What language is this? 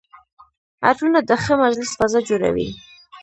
Pashto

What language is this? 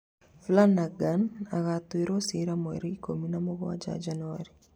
Kikuyu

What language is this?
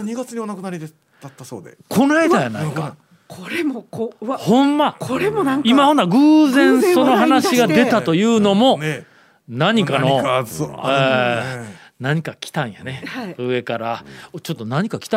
Japanese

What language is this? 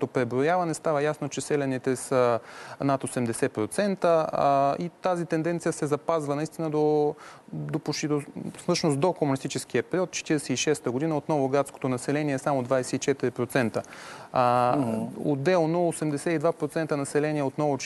Bulgarian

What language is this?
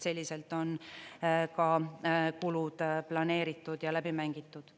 Estonian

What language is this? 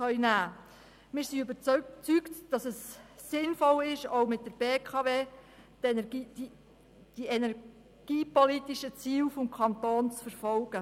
Swiss German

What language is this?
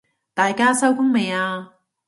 Cantonese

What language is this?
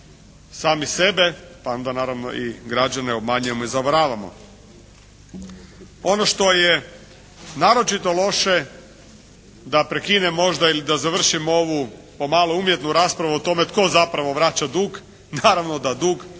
Croatian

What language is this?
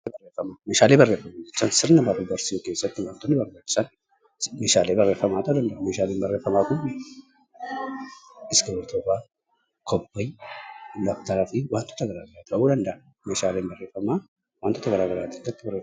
Oromo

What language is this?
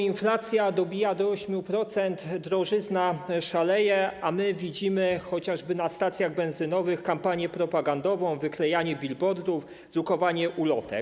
Polish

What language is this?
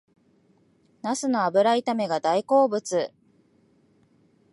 Japanese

